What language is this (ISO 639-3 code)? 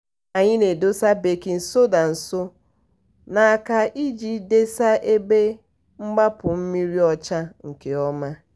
ibo